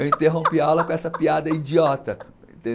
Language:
Portuguese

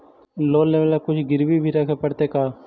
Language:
Magahi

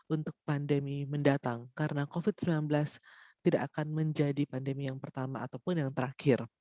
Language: Indonesian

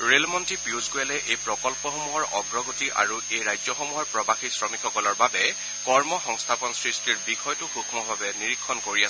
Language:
Assamese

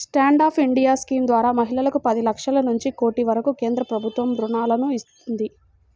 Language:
Telugu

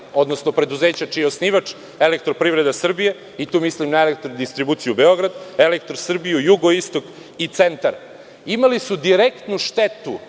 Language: Serbian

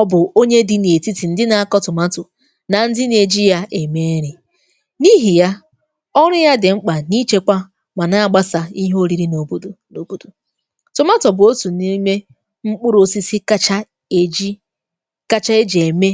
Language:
Igbo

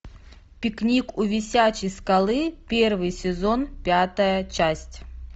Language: Russian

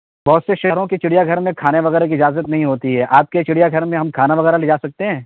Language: Urdu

